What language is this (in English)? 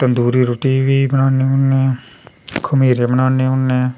Dogri